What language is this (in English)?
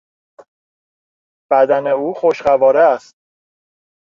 Persian